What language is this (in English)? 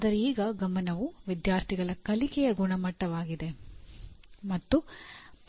Kannada